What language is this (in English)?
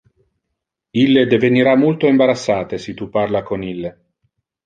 Interlingua